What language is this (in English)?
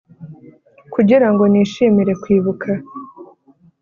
Kinyarwanda